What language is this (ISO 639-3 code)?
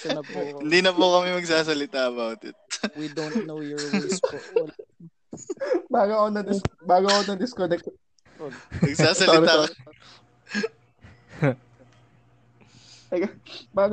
fil